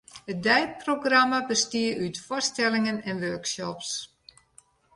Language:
Western Frisian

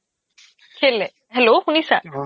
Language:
Assamese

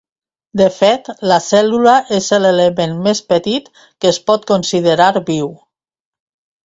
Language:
Catalan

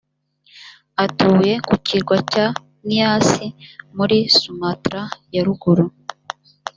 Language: Kinyarwanda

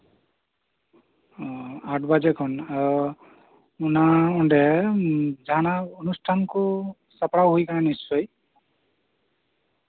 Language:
Santali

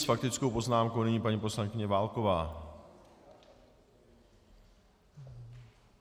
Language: Czech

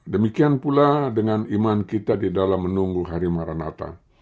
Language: Indonesian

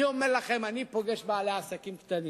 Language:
Hebrew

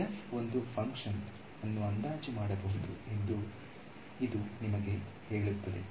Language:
Kannada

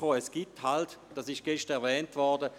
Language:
Swiss German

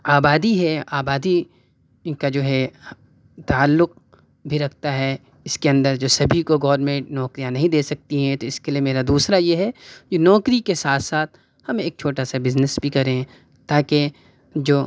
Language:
Urdu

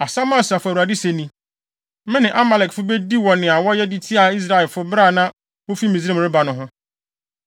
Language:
Akan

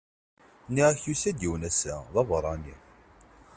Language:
Kabyle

